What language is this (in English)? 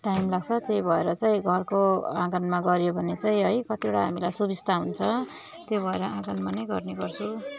Nepali